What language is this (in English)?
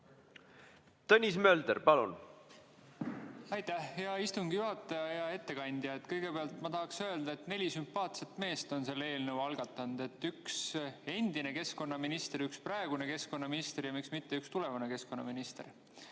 Estonian